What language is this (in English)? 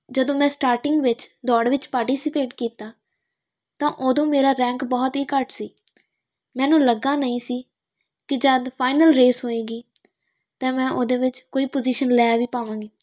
Punjabi